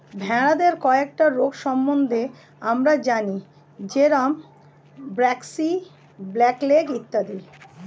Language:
Bangla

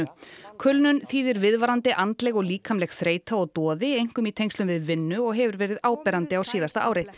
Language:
Icelandic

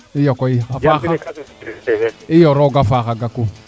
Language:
Serer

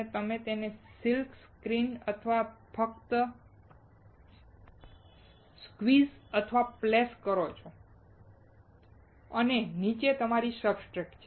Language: Gujarati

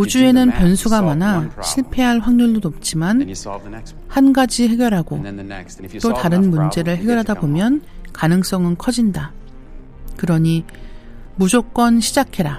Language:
Korean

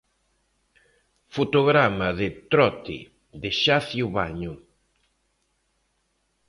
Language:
Galician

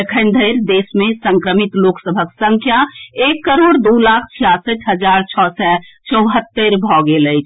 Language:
Maithili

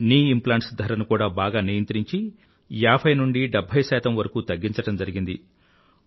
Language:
Telugu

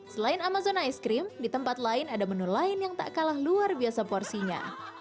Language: Indonesian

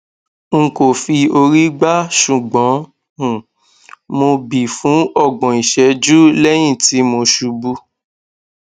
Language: Yoruba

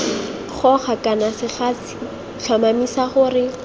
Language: Tswana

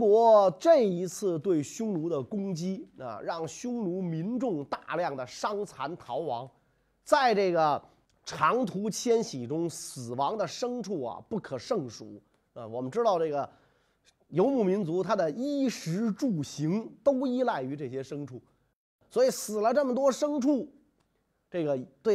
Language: Chinese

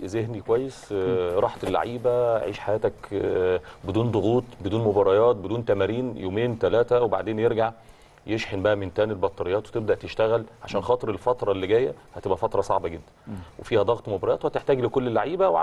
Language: Arabic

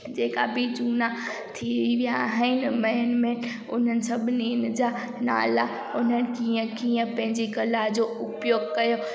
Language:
Sindhi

